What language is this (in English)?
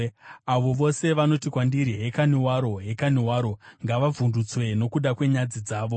Shona